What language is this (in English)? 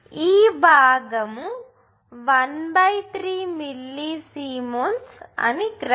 Telugu